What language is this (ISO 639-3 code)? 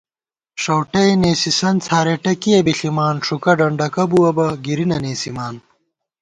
gwt